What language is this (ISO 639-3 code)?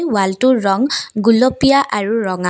asm